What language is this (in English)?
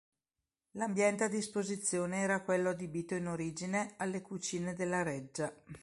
Italian